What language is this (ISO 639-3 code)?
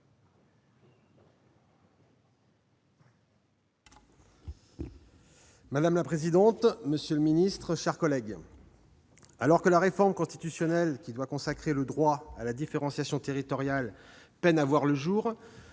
fra